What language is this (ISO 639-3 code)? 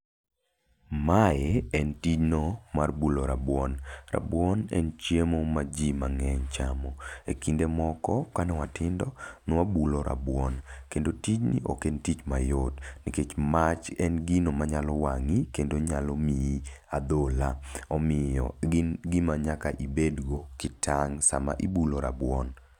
luo